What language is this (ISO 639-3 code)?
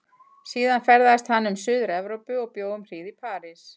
isl